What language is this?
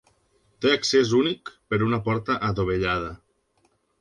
Catalan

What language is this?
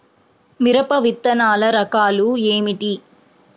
Telugu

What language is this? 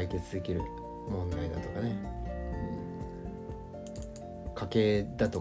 Japanese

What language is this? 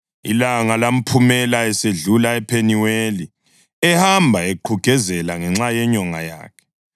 North Ndebele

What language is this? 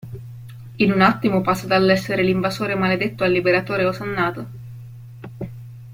Italian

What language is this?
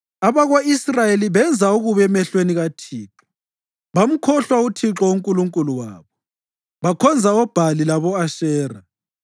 North Ndebele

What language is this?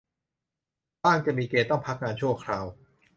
Thai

